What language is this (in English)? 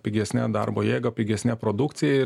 Lithuanian